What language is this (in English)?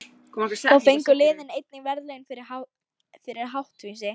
Icelandic